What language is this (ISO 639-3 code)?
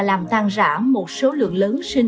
vie